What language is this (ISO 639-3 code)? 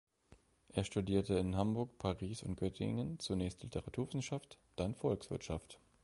deu